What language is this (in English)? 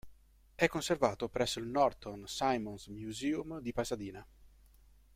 Italian